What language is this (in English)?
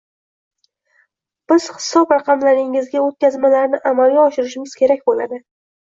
Uzbek